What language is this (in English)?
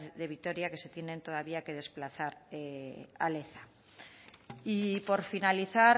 Spanish